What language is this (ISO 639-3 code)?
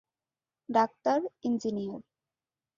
ben